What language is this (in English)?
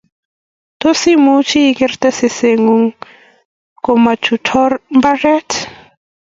Kalenjin